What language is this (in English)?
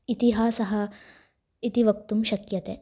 Sanskrit